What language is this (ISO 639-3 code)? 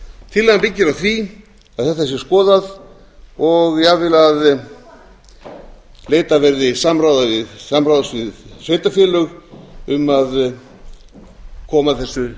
isl